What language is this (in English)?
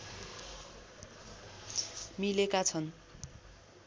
Nepali